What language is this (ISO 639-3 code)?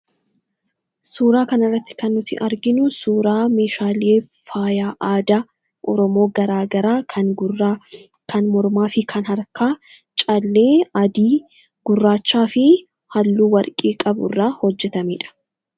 orm